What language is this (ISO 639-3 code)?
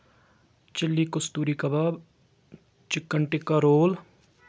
kas